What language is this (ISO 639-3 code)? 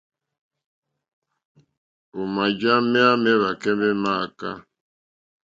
bri